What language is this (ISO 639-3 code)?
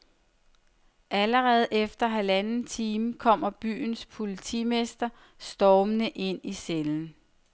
dan